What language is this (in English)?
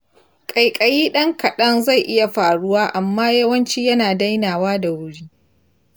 Hausa